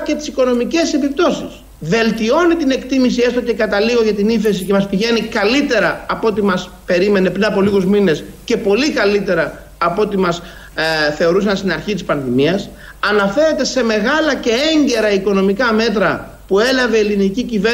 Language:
Greek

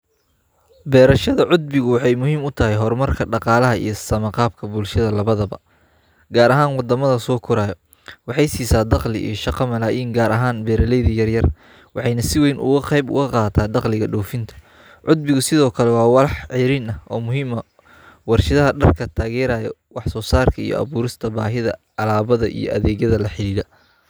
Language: Somali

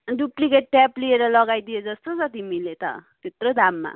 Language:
Nepali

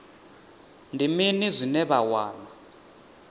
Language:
Venda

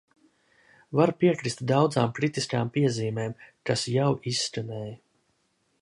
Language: Latvian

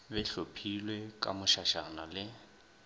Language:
Northern Sotho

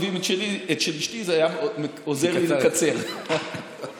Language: Hebrew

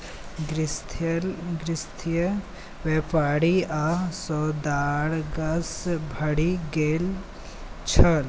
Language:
Maithili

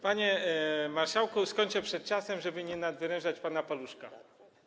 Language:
Polish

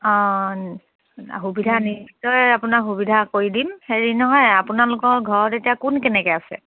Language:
Assamese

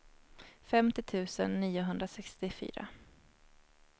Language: Swedish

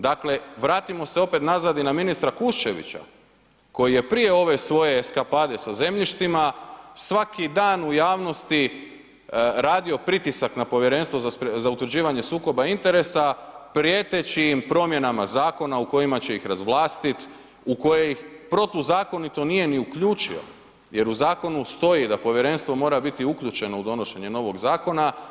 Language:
Croatian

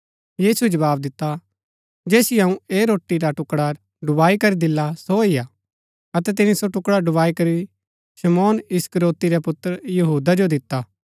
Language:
Gaddi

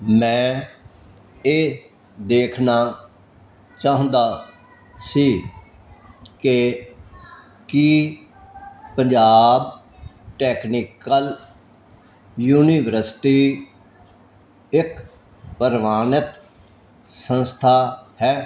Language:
Punjabi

